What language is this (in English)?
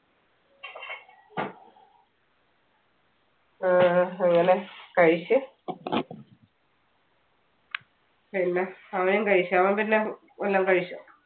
Malayalam